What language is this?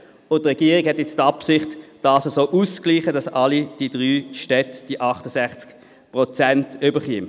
Swiss German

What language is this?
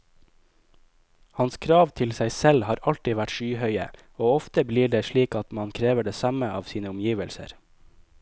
Norwegian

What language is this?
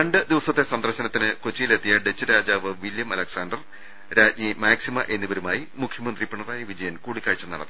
Malayalam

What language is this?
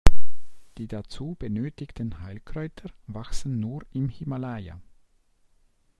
German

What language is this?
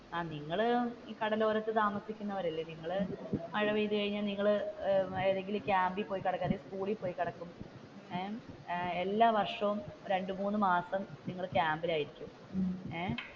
Malayalam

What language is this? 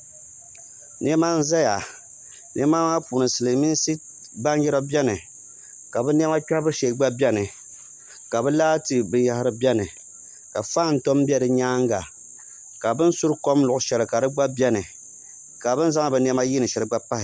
Dagbani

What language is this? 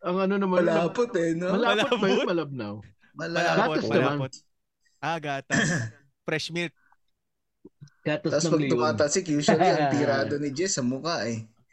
Filipino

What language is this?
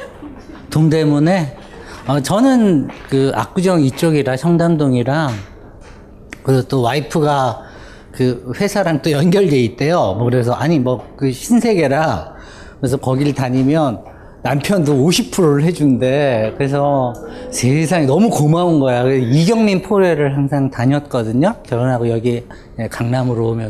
Korean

